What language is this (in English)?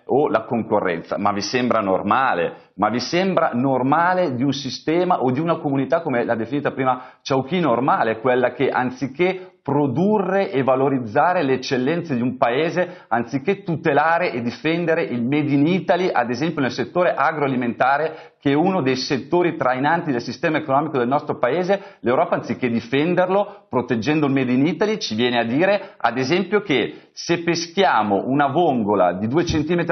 Italian